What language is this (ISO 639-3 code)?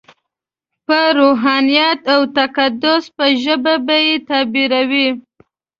pus